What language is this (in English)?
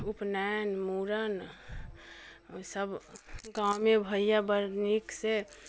Maithili